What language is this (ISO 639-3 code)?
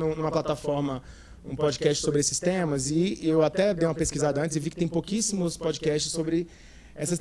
por